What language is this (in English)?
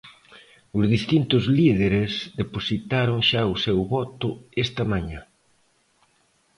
Galician